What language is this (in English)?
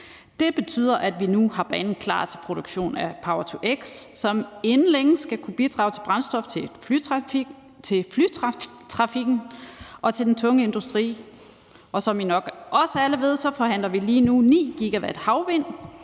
Danish